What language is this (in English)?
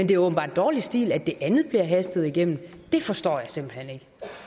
Danish